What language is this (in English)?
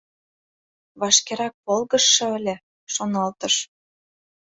Mari